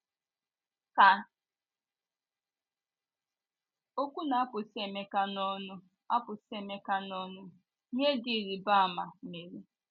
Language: Igbo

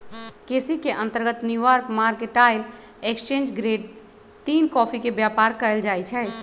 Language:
Magahi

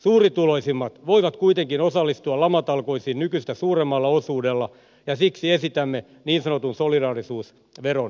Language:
Finnish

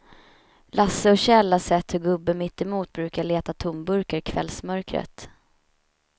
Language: Swedish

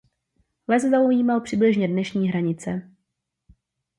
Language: Czech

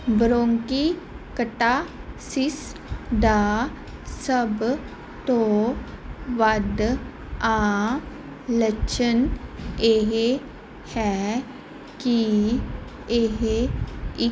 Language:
Punjabi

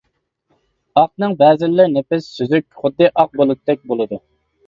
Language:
Uyghur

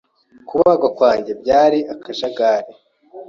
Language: Kinyarwanda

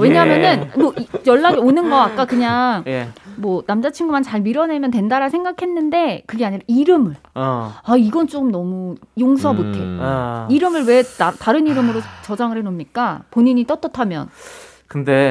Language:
Korean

